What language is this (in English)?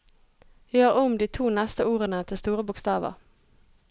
Norwegian